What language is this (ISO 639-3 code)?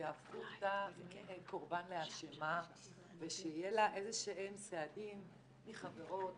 heb